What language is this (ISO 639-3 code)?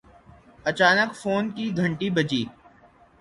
urd